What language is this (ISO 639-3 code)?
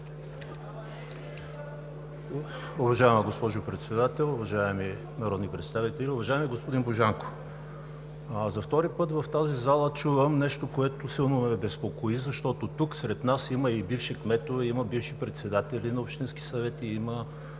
bul